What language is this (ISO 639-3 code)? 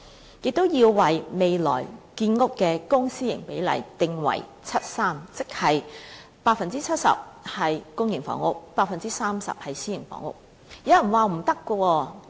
yue